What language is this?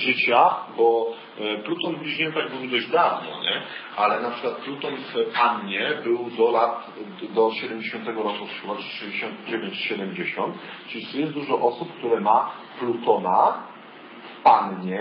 Polish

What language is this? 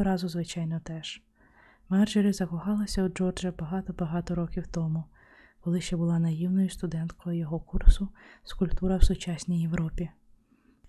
Ukrainian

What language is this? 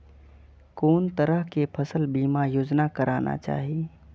Maithili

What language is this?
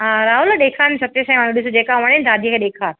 Sindhi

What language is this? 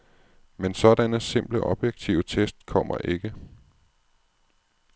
Danish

